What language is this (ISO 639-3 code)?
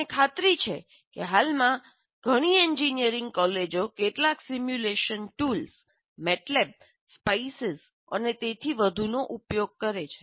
guj